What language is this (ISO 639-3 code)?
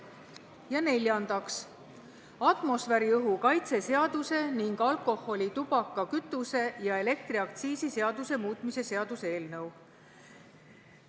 est